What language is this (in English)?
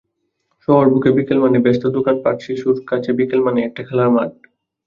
Bangla